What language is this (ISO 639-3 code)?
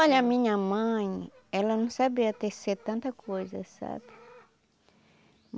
por